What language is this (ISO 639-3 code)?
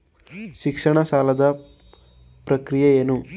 kan